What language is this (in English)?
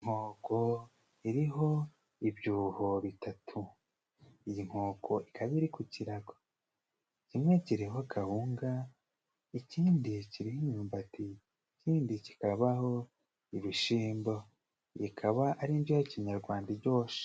Kinyarwanda